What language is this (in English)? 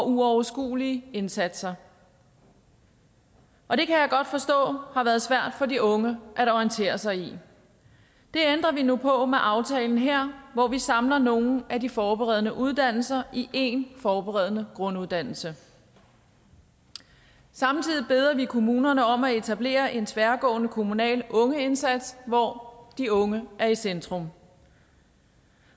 Danish